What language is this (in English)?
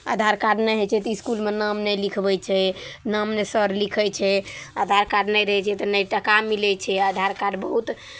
Maithili